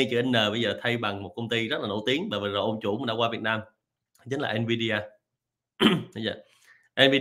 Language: Vietnamese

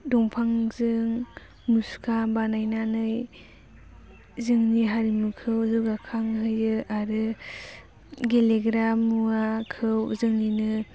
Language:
Bodo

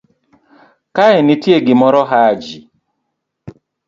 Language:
Luo (Kenya and Tanzania)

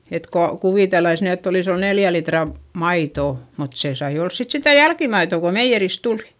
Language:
Finnish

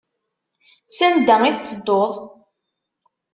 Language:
Kabyle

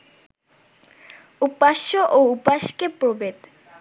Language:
Bangla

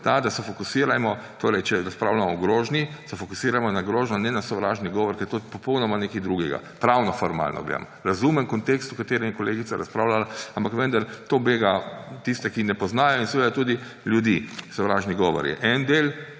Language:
Slovenian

